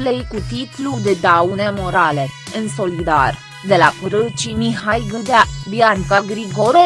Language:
Romanian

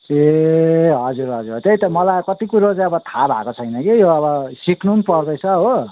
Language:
Nepali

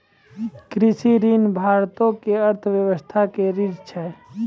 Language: Maithili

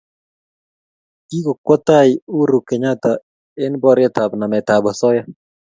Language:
Kalenjin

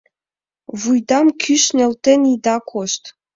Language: Mari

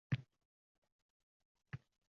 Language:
Uzbek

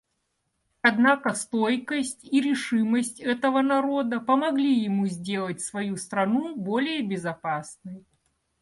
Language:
Russian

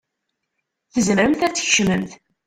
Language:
Kabyle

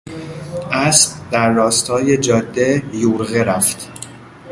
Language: Persian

